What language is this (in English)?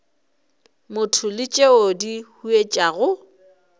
Northern Sotho